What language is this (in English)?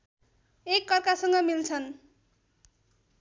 Nepali